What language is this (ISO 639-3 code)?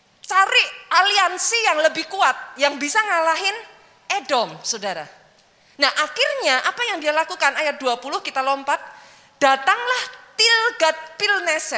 ind